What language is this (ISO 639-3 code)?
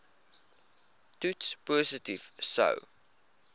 afr